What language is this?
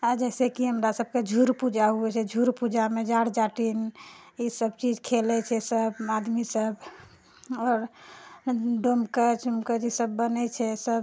Maithili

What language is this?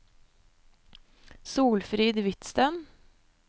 Norwegian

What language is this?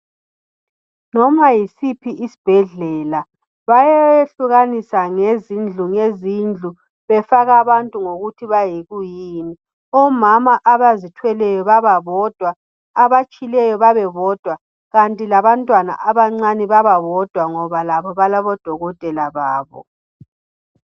North Ndebele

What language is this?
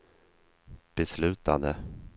Swedish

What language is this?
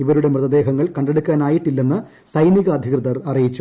Malayalam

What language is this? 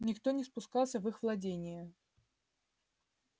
Russian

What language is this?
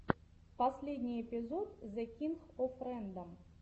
Russian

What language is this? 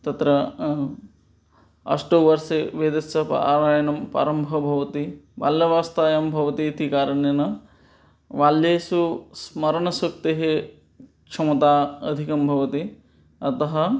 Sanskrit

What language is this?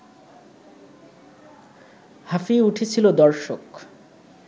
Bangla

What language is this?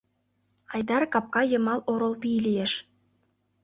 Mari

